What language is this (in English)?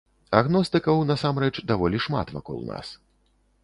Belarusian